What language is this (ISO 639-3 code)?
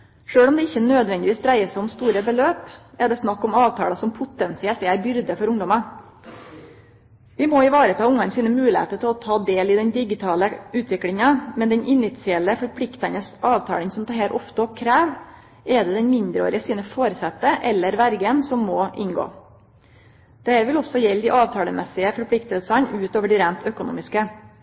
nno